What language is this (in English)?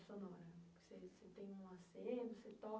Portuguese